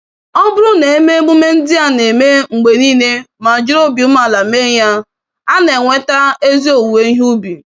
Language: Igbo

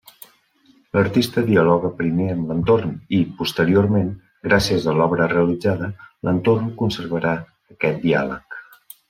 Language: Catalan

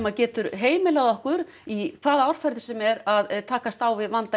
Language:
Icelandic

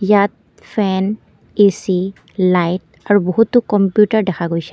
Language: Assamese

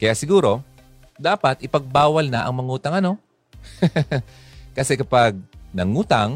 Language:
Filipino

